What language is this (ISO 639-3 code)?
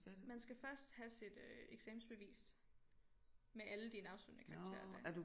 dan